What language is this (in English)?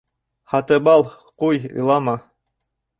Bashkir